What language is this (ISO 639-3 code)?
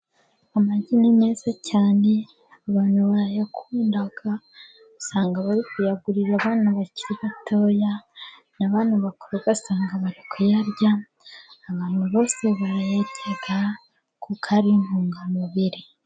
kin